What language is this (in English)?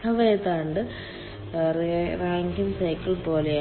Malayalam